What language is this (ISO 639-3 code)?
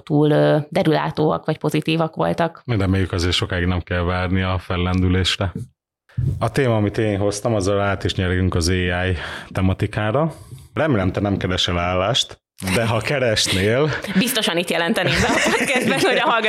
hun